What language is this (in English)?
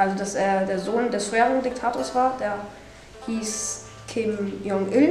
German